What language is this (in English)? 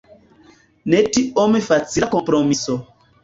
Esperanto